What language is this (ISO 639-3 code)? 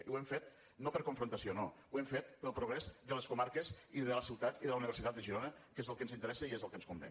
cat